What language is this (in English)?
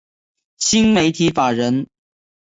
Chinese